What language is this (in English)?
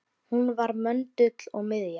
Icelandic